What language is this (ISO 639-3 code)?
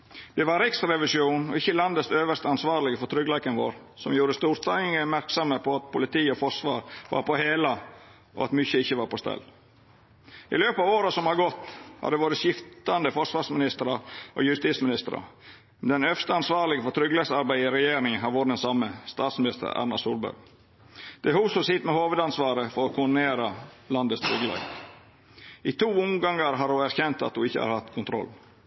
nno